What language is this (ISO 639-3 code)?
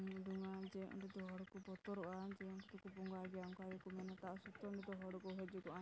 sat